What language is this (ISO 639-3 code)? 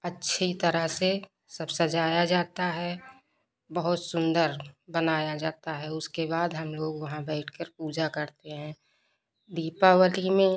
hin